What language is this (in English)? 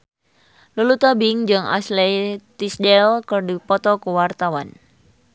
Sundanese